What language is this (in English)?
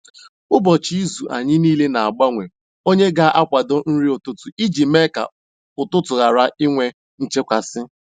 Igbo